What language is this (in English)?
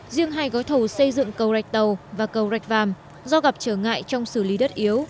Vietnamese